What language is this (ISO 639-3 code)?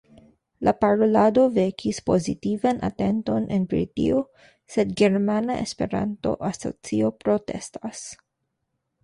epo